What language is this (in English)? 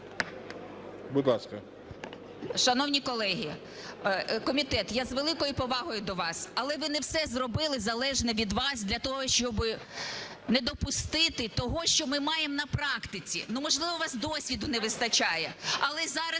Ukrainian